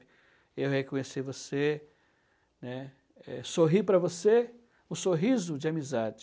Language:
Portuguese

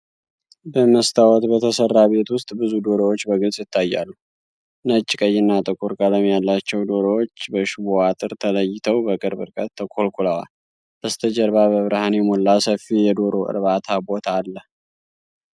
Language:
Amharic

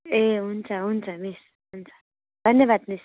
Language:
Nepali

